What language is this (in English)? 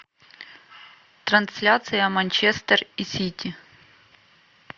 Russian